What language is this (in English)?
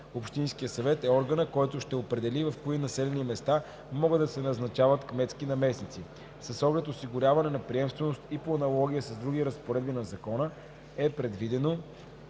Bulgarian